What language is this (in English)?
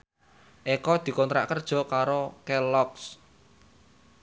Javanese